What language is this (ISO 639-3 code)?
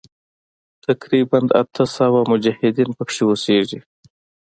pus